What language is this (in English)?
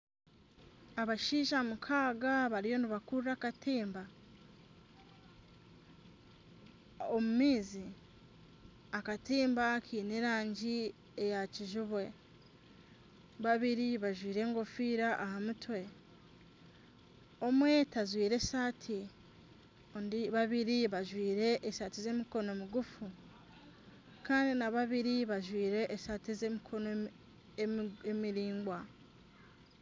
Nyankole